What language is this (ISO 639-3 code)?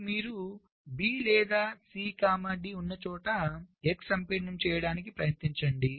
tel